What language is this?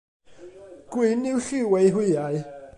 Welsh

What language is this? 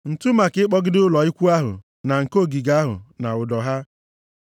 Igbo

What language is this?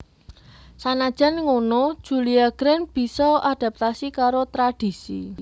Javanese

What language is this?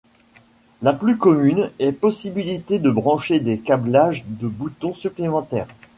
French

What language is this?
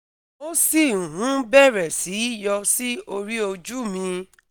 Yoruba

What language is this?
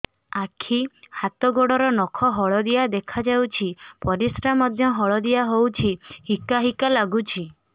Odia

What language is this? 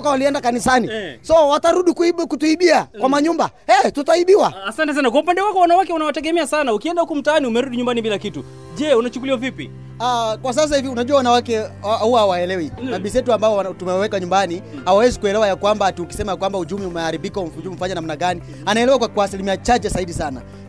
Swahili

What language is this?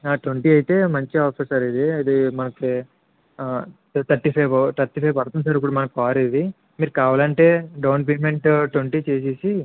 Telugu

